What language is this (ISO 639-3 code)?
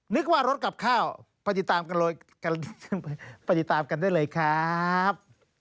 tha